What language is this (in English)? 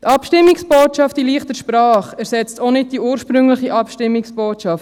Swiss German